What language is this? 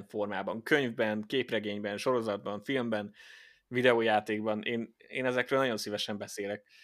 Hungarian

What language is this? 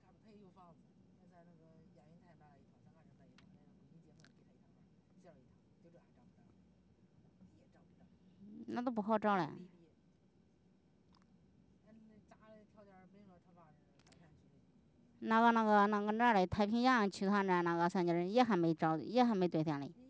Chinese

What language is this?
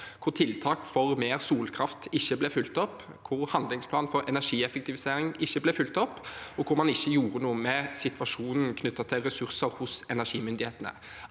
Norwegian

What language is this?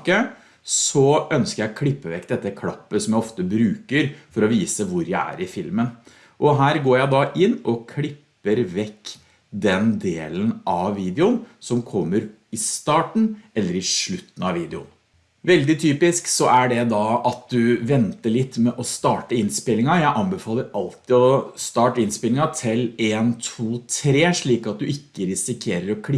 Norwegian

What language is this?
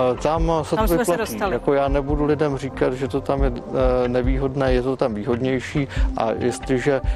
Czech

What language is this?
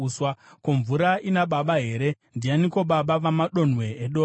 Shona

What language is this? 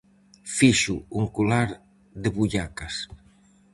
Galician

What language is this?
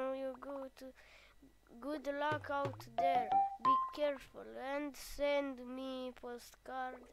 Romanian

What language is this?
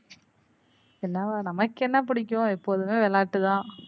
Tamil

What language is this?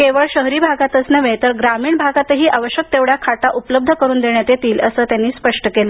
Marathi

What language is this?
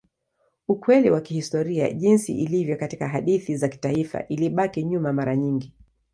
Swahili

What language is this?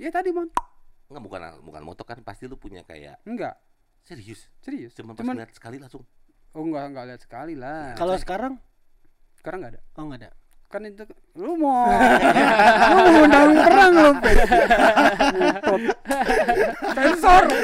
Indonesian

